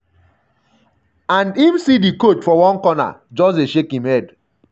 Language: Nigerian Pidgin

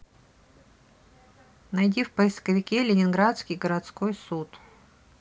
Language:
Russian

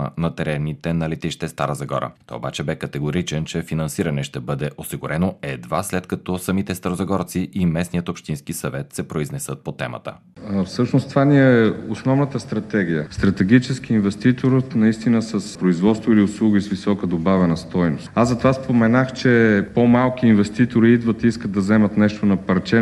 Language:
Bulgarian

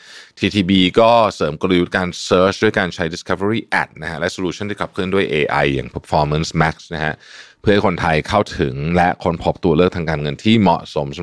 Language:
Thai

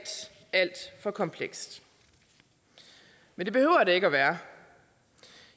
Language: Danish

